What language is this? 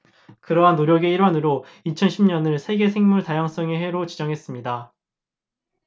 Korean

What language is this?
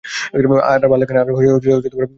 Bangla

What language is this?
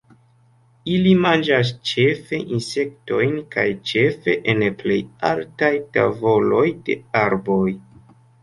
Esperanto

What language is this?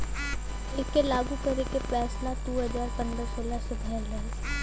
Bhojpuri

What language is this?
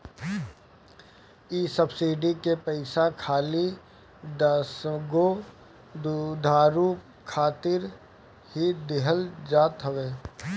Bhojpuri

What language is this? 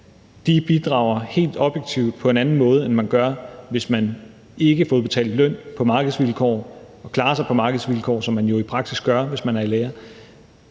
Danish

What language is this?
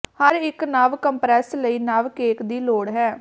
Punjabi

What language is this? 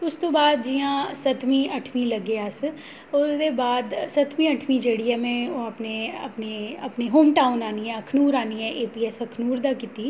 Dogri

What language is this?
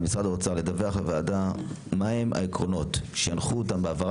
Hebrew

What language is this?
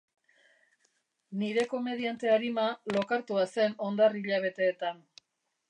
Basque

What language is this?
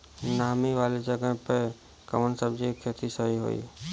Bhojpuri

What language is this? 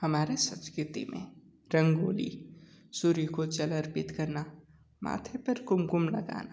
Hindi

